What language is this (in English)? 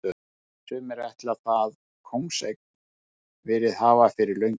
Icelandic